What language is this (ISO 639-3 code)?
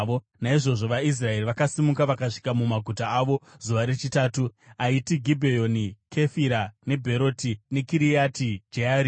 sna